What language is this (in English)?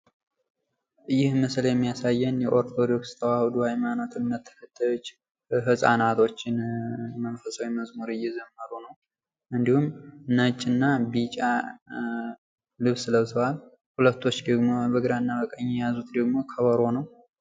Amharic